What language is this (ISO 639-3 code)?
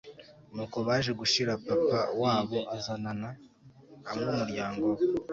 kin